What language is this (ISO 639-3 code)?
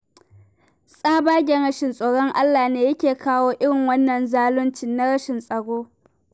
hau